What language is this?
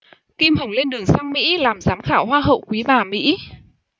Vietnamese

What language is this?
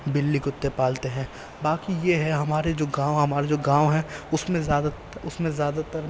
Urdu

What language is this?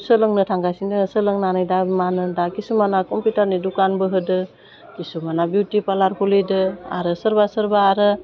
Bodo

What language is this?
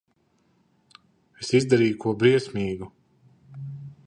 Latvian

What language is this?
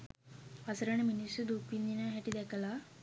Sinhala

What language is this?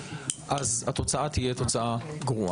Hebrew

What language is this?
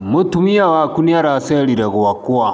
Kikuyu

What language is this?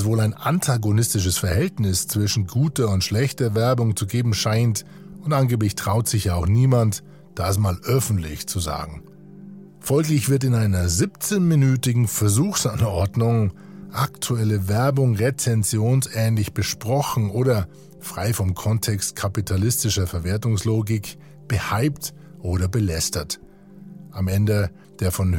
German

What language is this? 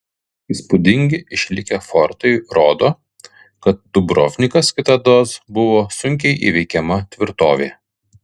Lithuanian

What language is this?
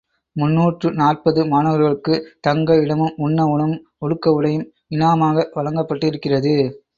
Tamil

